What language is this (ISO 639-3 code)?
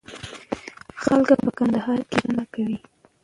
pus